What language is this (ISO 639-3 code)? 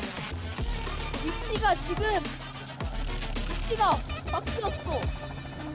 kor